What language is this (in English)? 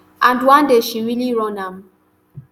Nigerian Pidgin